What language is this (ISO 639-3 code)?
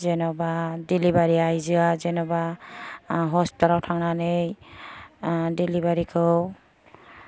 brx